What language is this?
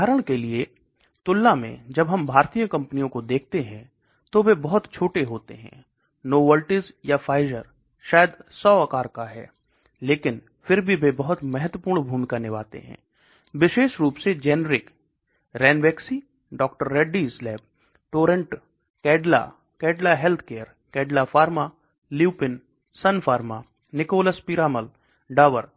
Hindi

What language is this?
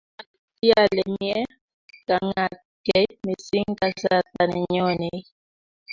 Kalenjin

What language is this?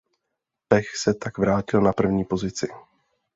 Czech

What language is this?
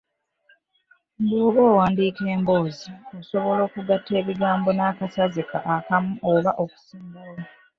Ganda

